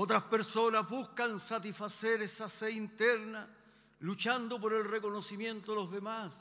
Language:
Spanish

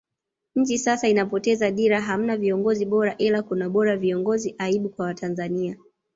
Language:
Swahili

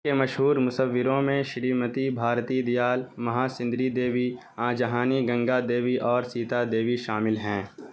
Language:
Urdu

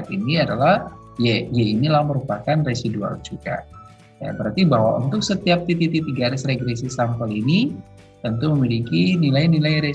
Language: Indonesian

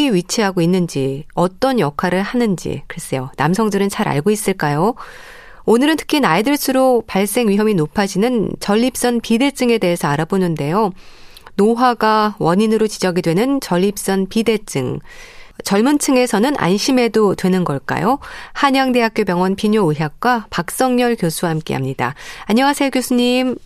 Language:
Korean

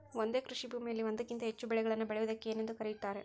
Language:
Kannada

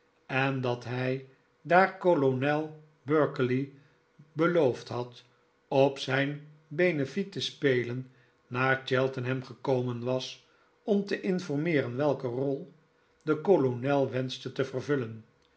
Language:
Dutch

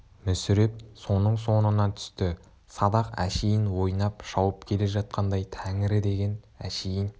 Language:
Kazakh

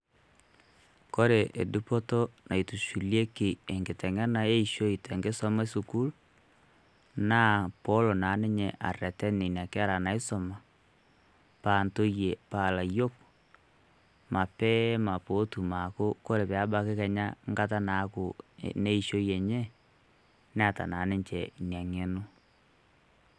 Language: Masai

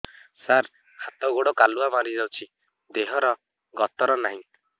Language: Odia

